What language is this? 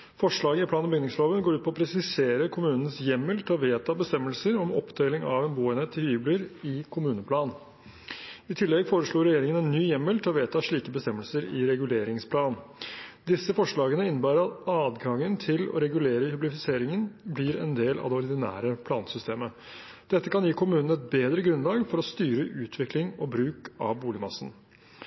Norwegian Bokmål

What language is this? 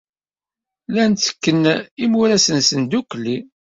Kabyle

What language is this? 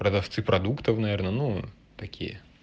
Russian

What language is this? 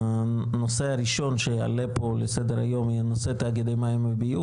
Hebrew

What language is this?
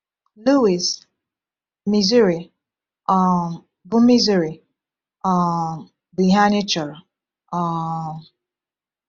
Igbo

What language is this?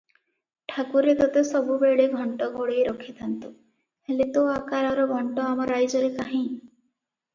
Odia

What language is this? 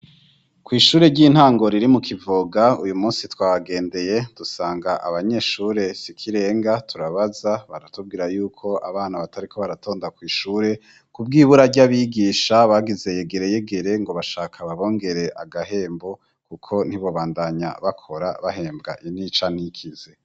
Rundi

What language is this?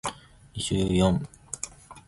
Zulu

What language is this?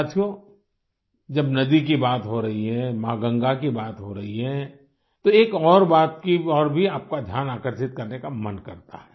Hindi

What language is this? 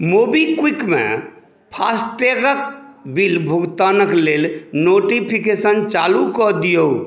Maithili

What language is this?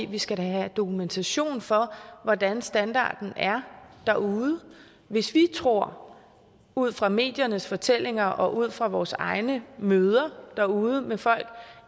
Danish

